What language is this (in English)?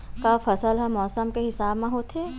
Chhattisgarhi